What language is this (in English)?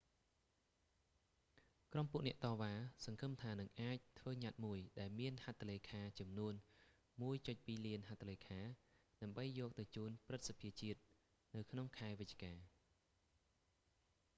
Khmer